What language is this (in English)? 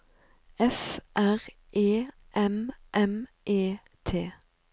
Norwegian